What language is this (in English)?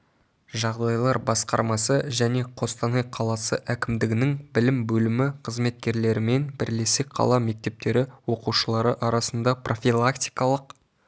Kazakh